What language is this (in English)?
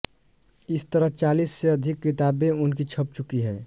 Hindi